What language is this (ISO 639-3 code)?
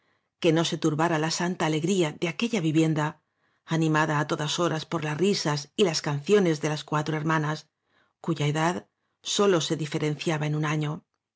spa